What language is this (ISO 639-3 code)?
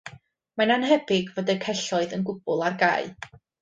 cym